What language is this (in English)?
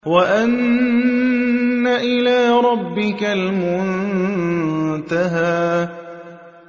Arabic